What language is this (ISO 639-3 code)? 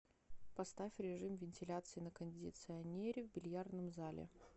rus